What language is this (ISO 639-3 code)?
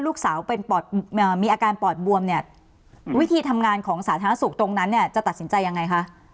tha